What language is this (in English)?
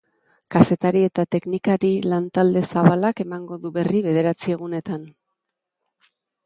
Basque